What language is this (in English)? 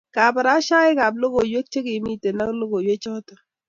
Kalenjin